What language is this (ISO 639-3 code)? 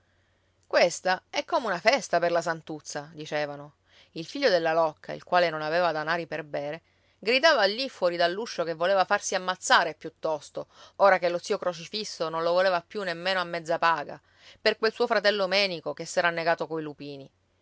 ita